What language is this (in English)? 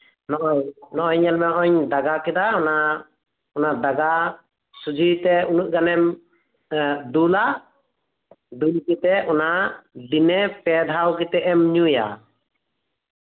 Santali